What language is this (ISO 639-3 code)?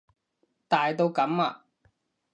yue